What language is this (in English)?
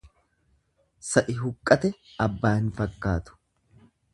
Oromo